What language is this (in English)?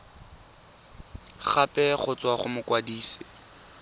Tswana